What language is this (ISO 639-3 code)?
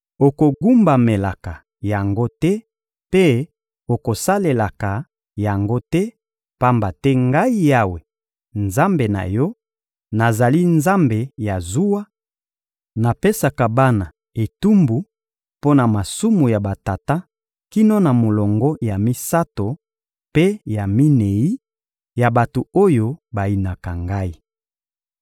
lin